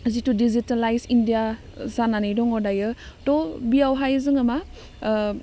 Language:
Bodo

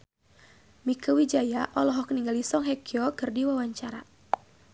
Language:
Sundanese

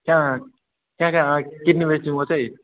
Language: Nepali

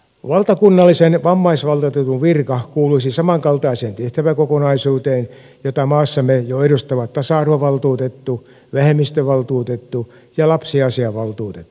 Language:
Finnish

